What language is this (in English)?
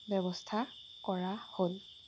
Assamese